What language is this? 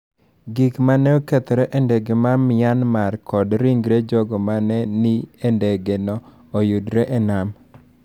Luo (Kenya and Tanzania)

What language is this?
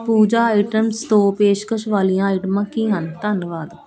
Punjabi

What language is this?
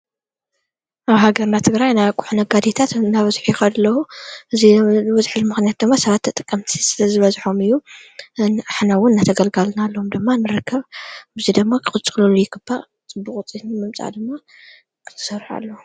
Tigrinya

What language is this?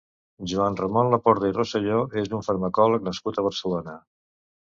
Catalan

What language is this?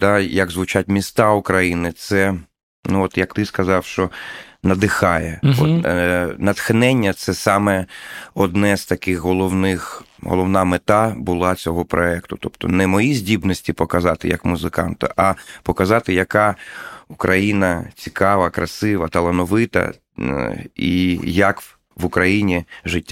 Ukrainian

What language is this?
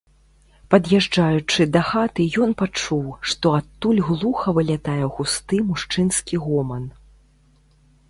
Belarusian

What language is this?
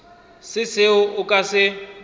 Northern Sotho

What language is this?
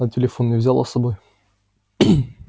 Russian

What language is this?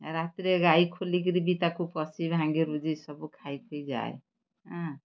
Odia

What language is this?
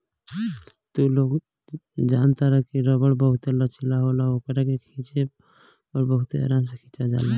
Bhojpuri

